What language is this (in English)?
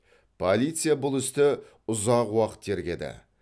Kazakh